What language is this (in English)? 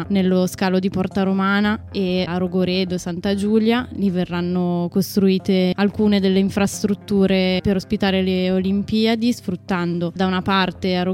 Italian